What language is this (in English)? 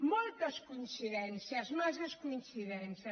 Catalan